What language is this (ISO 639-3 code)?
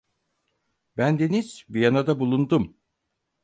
tur